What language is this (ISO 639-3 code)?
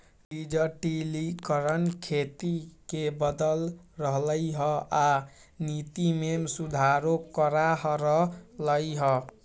mag